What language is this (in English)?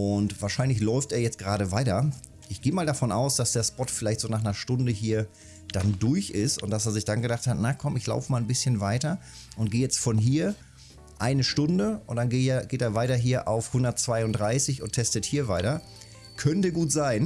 German